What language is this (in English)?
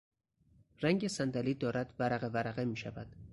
Persian